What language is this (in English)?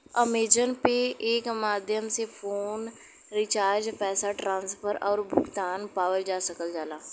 Bhojpuri